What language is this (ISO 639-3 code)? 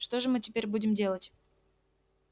rus